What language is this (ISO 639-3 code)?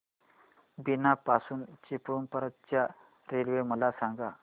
mar